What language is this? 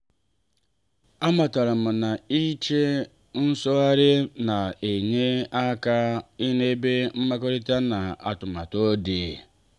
Igbo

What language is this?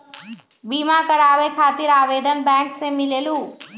Magahi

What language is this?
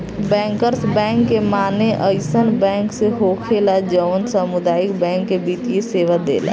Bhojpuri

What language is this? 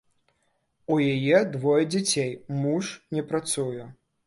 Belarusian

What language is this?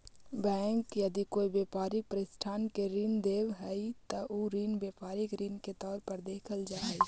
Magahi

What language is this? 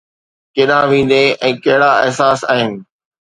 Sindhi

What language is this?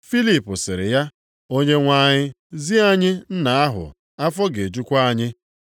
Igbo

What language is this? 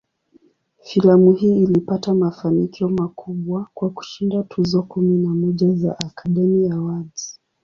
Swahili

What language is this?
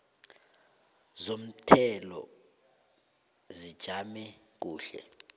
South Ndebele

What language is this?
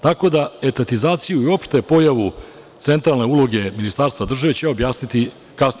Serbian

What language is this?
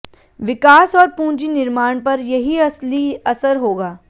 Hindi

